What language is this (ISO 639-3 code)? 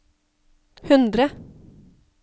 nor